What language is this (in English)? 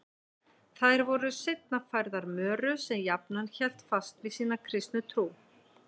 Icelandic